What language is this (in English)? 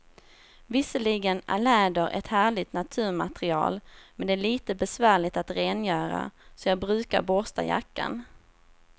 Swedish